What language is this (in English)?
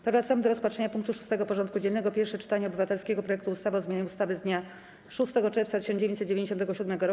Polish